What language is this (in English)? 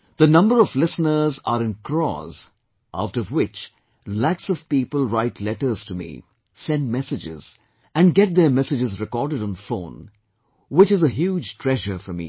English